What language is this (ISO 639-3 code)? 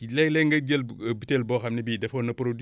wol